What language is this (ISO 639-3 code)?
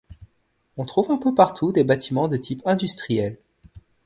fra